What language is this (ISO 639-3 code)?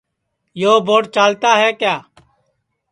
ssi